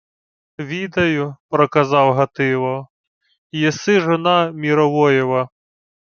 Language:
Ukrainian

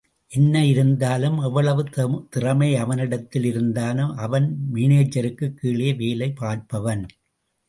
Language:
Tamil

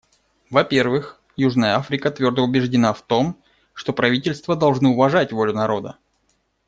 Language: Russian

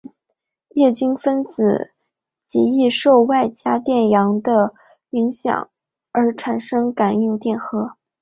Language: Chinese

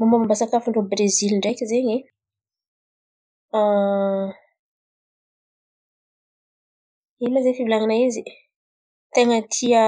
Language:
Antankarana Malagasy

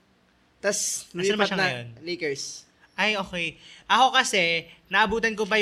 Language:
Filipino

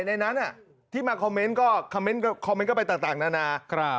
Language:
Thai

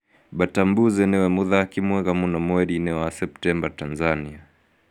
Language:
Kikuyu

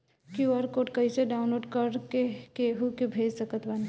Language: Bhojpuri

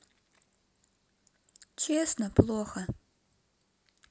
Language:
Russian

